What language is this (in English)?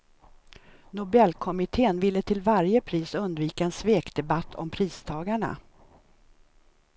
Swedish